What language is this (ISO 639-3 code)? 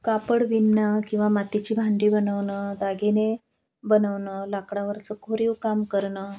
mar